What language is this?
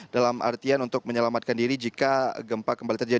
Indonesian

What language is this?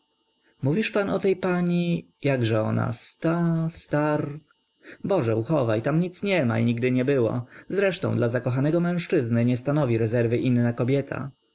Polish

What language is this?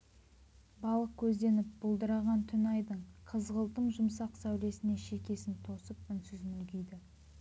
Kazakh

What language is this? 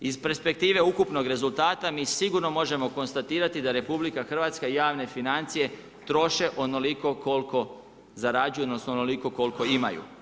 Croatian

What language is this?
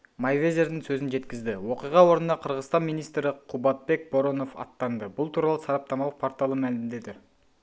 Kazakh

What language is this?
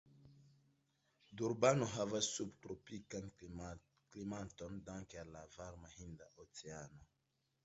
Esperanto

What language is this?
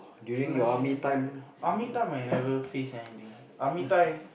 English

